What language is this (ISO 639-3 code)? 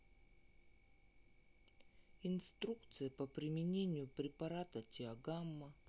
rus